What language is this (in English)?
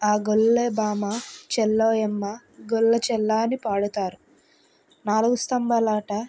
Telugu